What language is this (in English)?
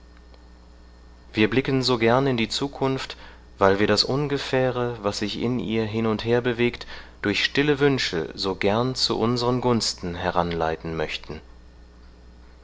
German